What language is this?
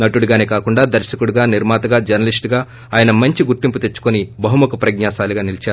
Telugu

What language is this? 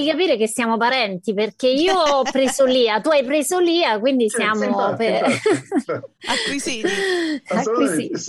Italian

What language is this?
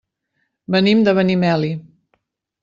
Catalan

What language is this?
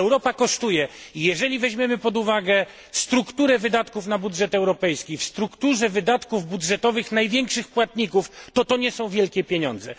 Polish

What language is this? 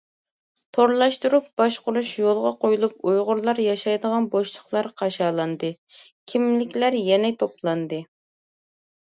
Uyghur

